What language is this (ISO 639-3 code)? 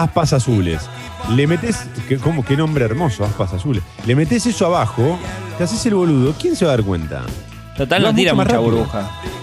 spa